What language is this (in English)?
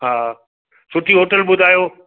Sindhi